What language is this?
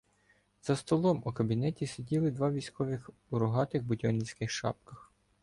Ukrainian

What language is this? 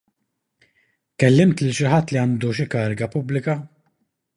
Maltese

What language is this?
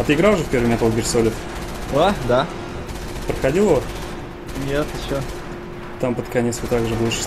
Russian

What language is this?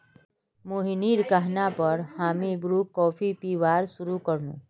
Magahi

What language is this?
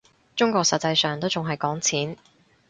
Cantonese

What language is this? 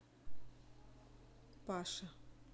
Russian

